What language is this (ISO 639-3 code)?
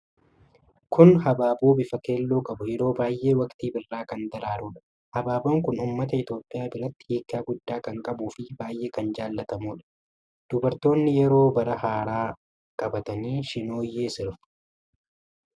orm